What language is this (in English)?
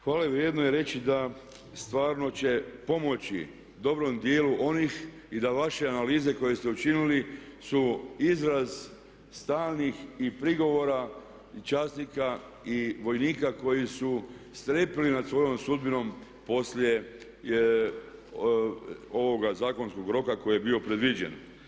Croatian